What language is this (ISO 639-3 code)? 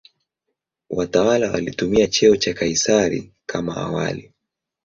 swa